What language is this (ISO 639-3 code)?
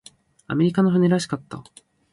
jpn